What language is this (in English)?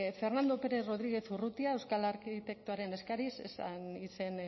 Basque